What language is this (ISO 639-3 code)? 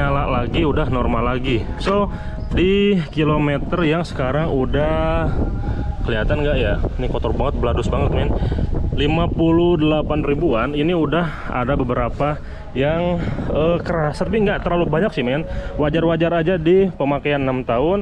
ind